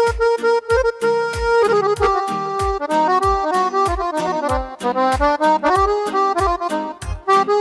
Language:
Romanian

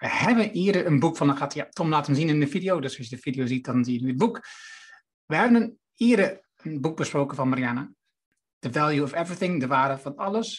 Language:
Dutch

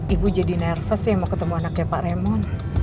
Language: Indonesian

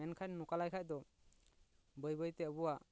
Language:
Santali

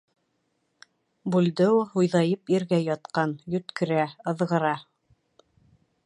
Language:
Bashkir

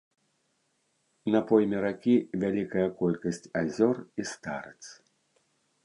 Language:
Belarusian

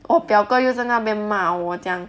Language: English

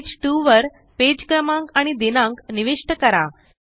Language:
Marathi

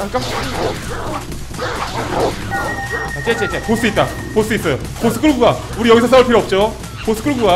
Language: Korean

